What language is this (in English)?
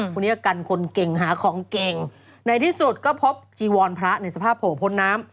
Thai